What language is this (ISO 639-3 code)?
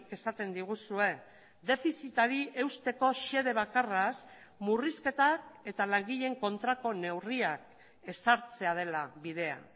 eus